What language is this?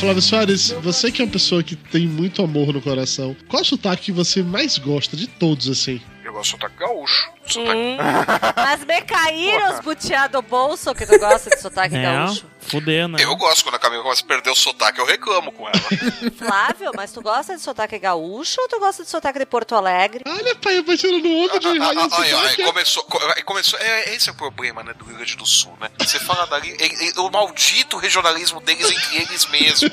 Portuguese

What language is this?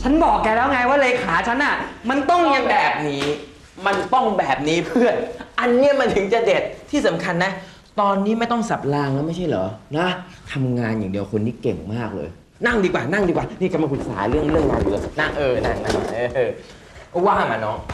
Thai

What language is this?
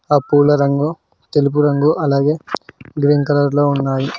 Telugu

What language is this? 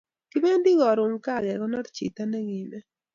Kalenjin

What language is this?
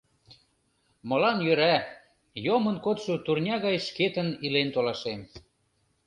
Mari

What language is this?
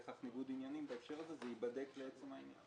Hebrew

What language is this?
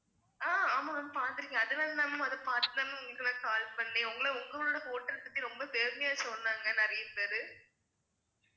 Tamil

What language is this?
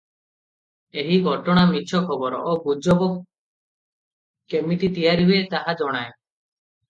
Odia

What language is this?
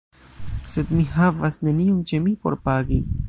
Esperanto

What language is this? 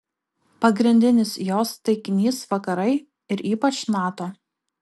Lithuanian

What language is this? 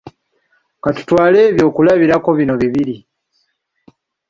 Ganda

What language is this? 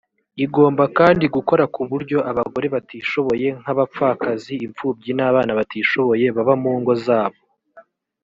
Kinyarwanda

